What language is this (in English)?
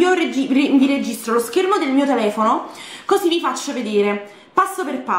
Italian